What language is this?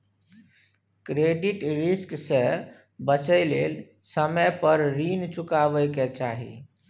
Maithili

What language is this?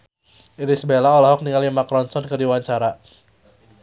Sundanese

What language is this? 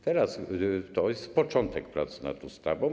Polish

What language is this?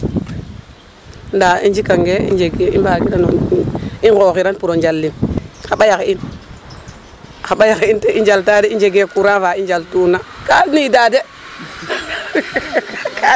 Serer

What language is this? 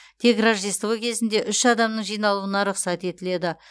Kazakh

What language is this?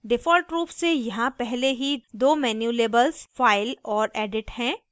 Hindi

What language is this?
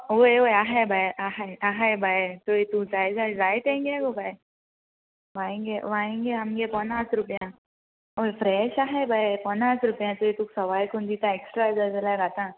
Konkani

